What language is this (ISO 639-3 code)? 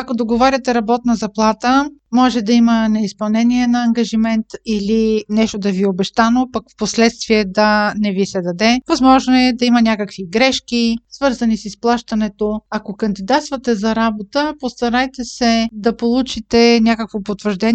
bul